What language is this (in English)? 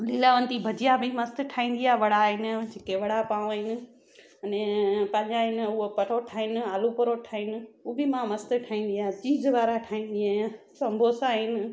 Sindhi